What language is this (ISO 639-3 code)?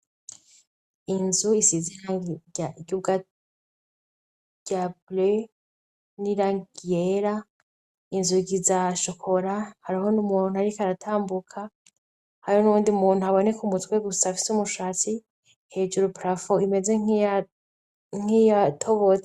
run